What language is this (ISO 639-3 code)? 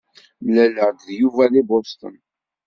kab